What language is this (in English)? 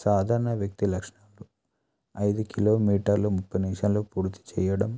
Telugu